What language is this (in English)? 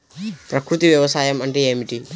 Telugu